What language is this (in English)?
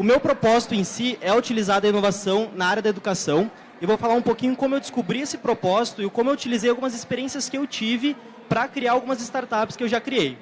Portuguese